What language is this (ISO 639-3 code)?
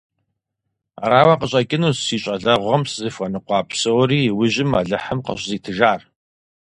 kbd